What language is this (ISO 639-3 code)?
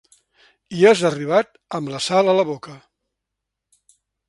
cat